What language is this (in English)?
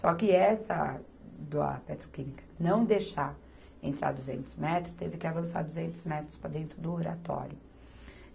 Portuguese